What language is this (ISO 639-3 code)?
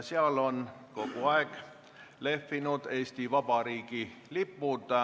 est